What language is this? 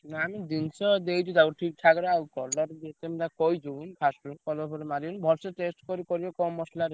Odia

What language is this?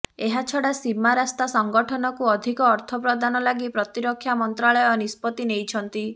Odia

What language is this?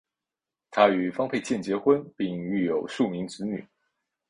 Chinese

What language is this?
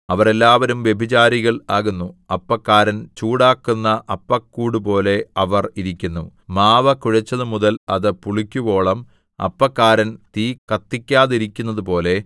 Malayalam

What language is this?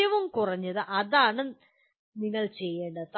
Malayalam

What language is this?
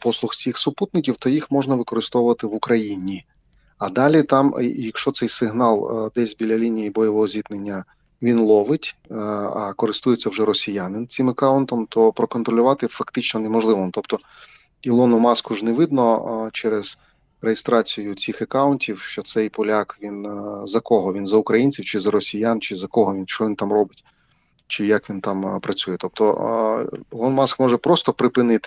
Ukrainian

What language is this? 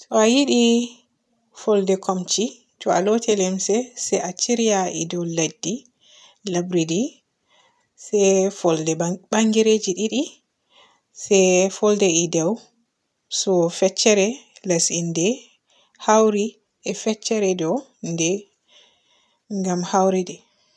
Borgu Fulfulde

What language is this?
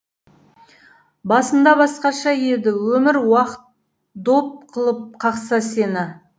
Kazakh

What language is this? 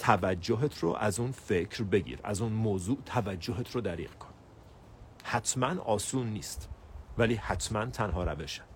Persian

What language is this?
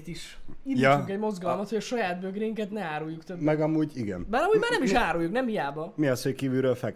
Hungarian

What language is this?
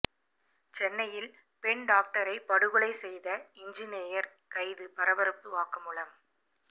Tamil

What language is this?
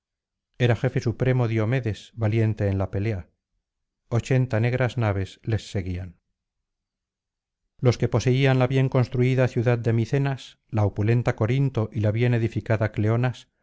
Spanish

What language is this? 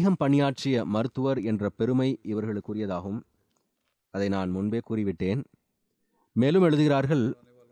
Tamil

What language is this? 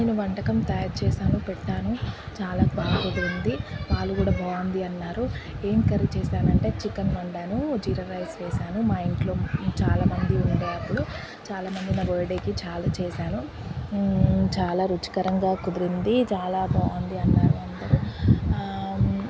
Telugu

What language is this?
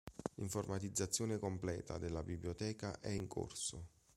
Italian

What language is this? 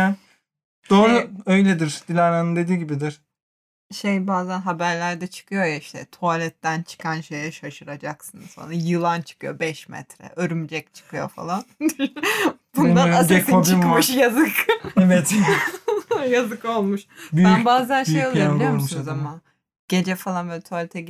Turkish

